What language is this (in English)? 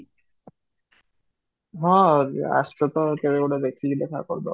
Odia